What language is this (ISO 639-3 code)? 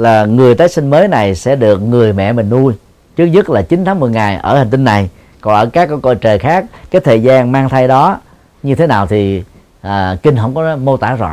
vie